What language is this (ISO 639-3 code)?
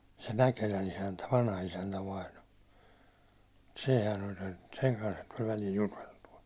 fin